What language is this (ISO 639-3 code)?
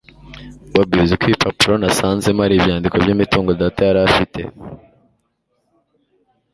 kin